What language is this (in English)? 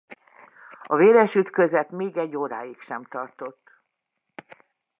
Hungarian